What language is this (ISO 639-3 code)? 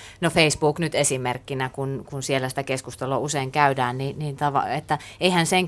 fin